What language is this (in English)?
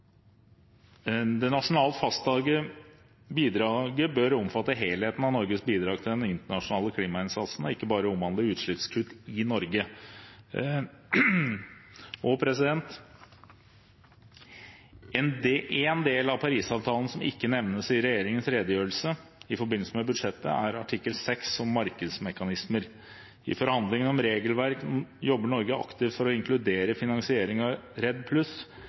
Norwegian Bokmål